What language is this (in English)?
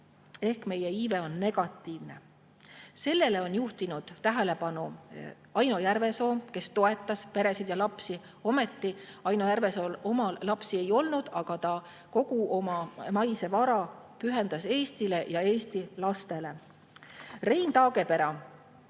Estonian